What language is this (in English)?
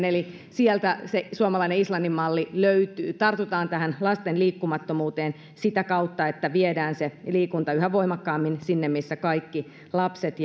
Finnish